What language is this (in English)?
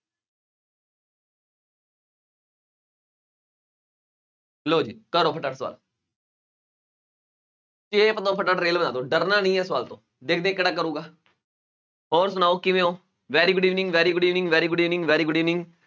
Punjabi